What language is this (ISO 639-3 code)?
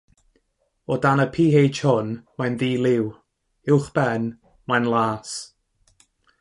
cym